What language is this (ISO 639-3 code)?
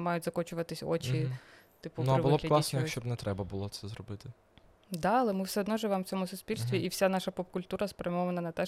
ukr